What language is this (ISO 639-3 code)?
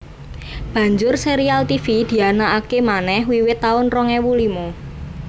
jav